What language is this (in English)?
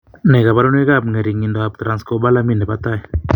Kalenjin